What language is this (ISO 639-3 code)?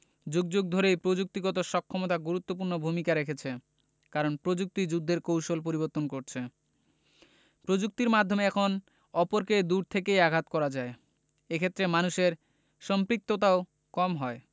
ben